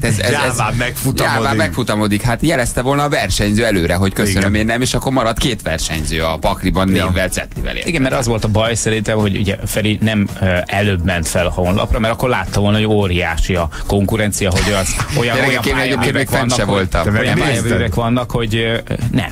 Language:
Hungarian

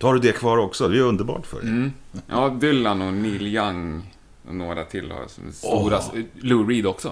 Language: Swedish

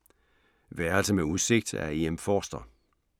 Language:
Danish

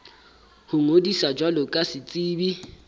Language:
Southern Sotho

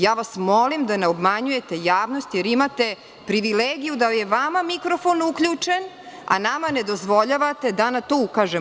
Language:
Serbian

